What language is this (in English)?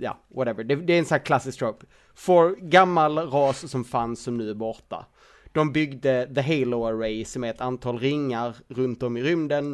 Swedish